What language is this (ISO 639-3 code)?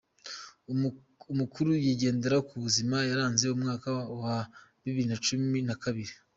kin